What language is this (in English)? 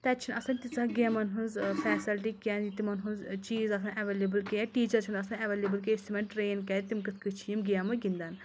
Kashmiri